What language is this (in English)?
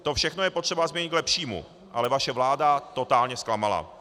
Czech